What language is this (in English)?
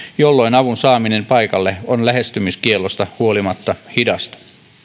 Finnish